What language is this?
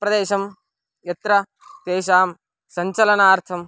Sanskrit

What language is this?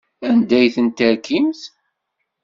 Kabyle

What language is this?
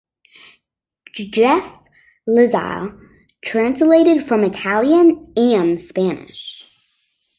English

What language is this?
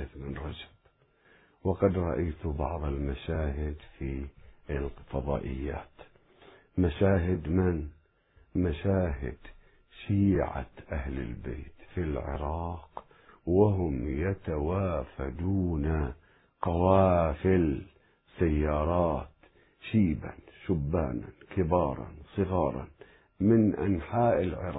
Arabic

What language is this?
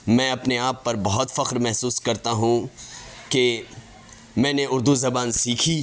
Urdu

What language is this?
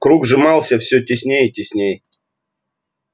Russian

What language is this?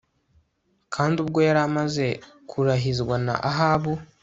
Kinyarwanda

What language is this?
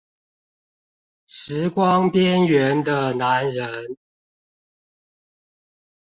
Chinese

